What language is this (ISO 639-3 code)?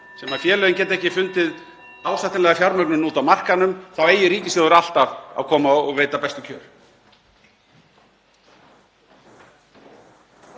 isl